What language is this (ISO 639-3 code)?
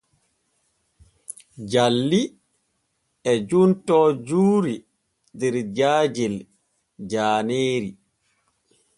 fue